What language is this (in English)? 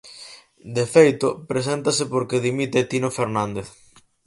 Galician